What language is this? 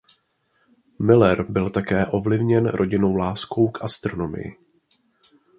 Czech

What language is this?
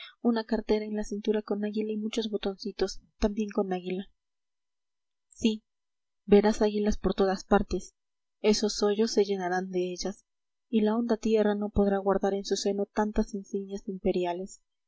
Spanish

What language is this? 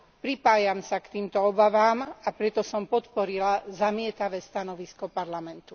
Slovak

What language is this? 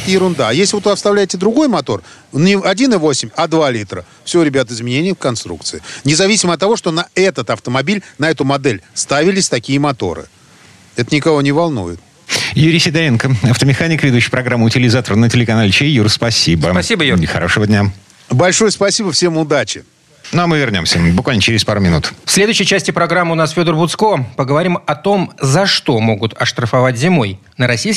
Russian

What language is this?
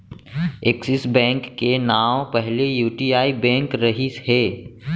Chhattisgarhi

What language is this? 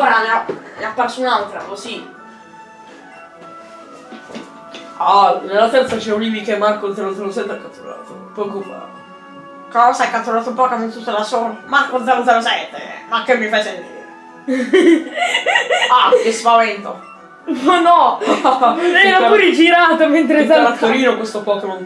Italian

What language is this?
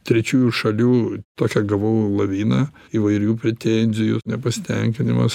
Lithuanian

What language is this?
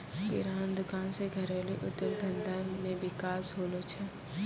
Maithili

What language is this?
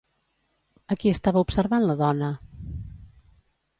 Catalan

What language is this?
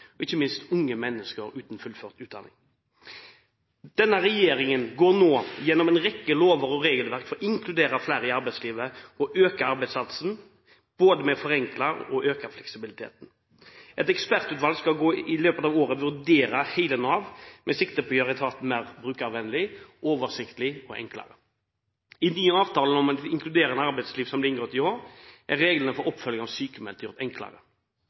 Norwegian Bokmål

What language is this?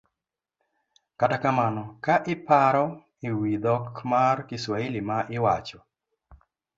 Luo (Kenya and Tanzania)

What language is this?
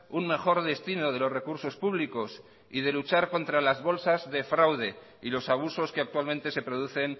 Spanish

